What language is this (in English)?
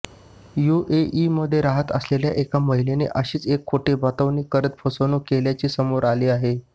Marathi